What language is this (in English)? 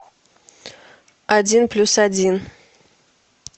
Russian